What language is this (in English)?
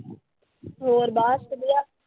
Punjabi